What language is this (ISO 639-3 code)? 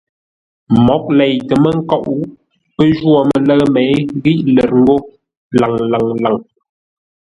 nla